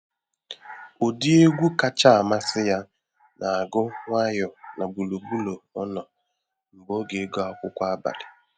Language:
Igbo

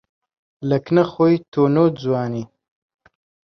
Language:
Central Kurdish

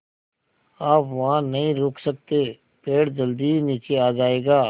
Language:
Hindi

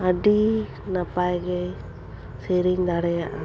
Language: Santali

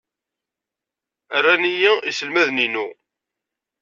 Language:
Kabyle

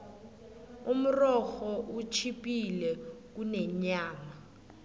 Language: South Ndebele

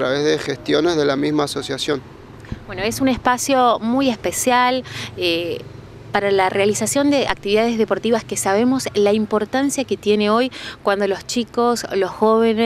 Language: Spanish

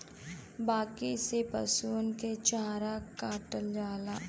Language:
Bhojpuri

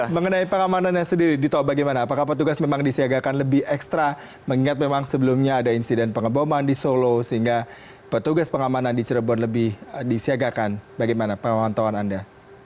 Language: Indonesian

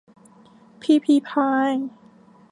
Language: Thai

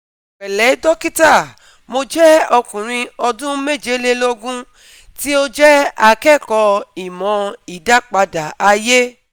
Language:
Yoruba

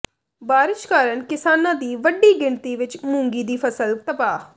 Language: Punjabi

